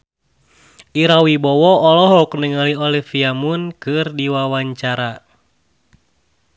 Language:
Sundanese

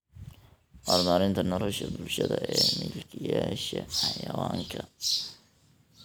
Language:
Somali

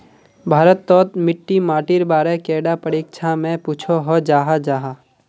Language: Magahi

